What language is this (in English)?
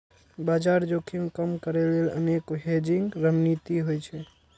Maithili